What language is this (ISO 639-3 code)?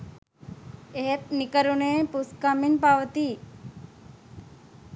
sin